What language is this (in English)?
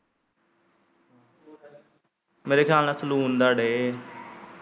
Punjabi